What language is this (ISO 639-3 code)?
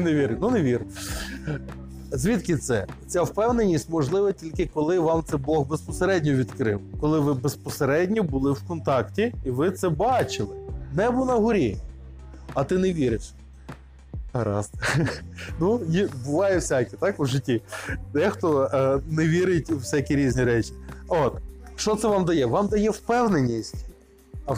ukr